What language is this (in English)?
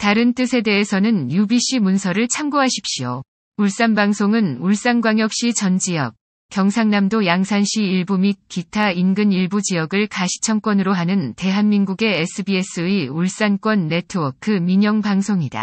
Korean